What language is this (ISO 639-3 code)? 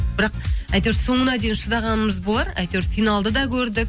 kaz